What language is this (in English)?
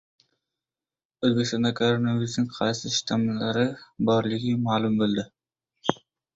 Uzbek